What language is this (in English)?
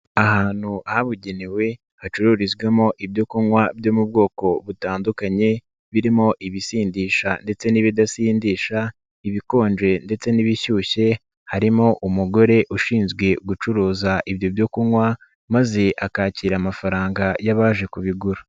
Kinyarwanda